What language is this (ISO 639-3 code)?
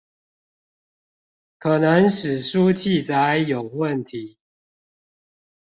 zho